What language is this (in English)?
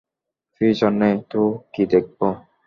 Bangla